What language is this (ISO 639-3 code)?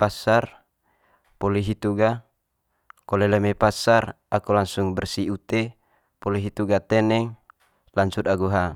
mqy